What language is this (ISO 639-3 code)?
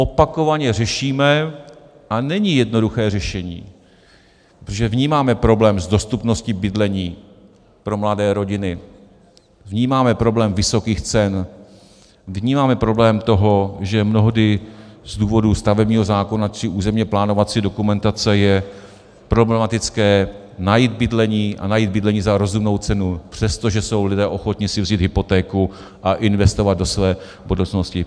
ces